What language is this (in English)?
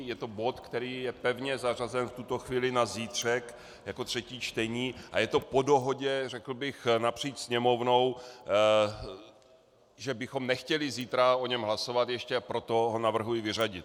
Czech